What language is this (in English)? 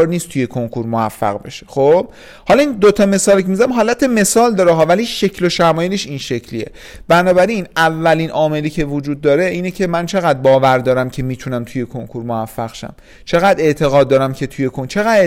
Persian